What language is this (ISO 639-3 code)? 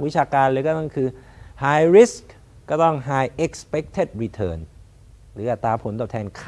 tha